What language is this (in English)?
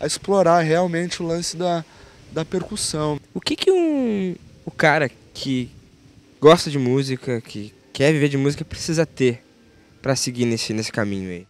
Portuguese